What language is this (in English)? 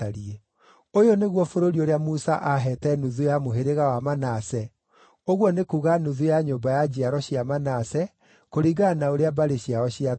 Kikuyu